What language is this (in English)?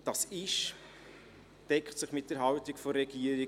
Swiss German